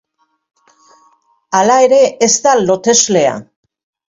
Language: Basque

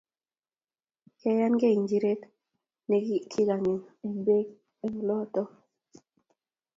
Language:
Kalenjin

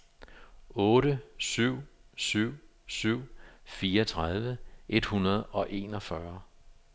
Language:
Danish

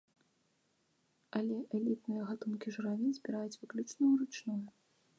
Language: Belarusian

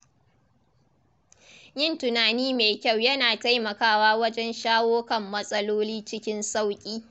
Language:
Hausa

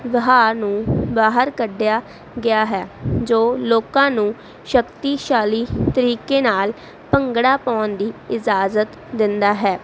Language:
Punjabi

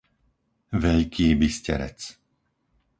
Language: Slovak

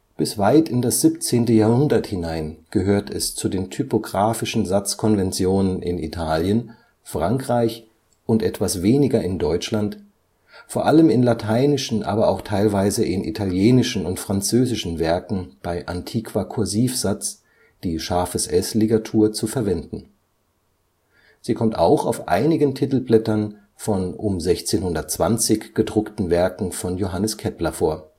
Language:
German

